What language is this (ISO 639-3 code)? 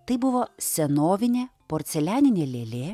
lit